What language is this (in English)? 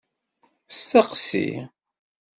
Kabyle